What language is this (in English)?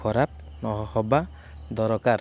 Odia